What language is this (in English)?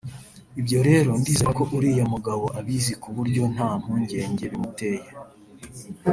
Kinyarwanda